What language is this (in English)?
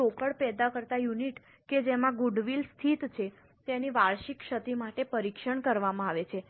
Gujarati